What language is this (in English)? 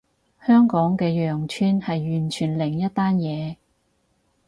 Cantonese